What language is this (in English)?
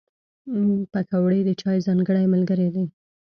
Pashto